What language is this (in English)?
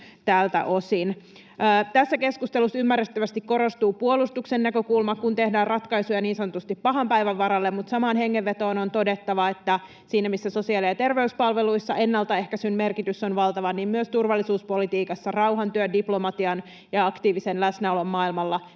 Finnish